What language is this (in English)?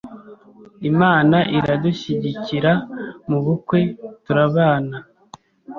Kinyarwanda